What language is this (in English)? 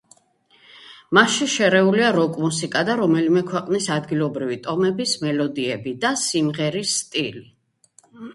Georgian